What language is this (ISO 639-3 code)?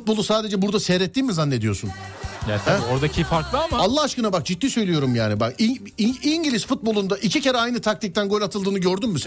tur